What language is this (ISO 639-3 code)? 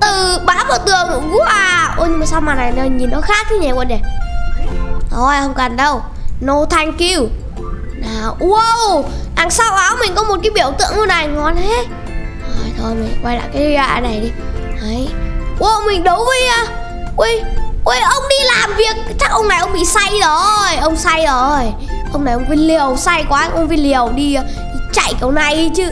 vie